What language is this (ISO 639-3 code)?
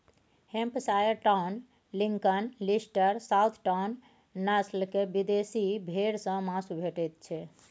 mai